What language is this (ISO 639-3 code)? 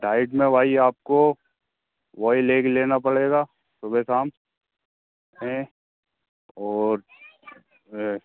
hin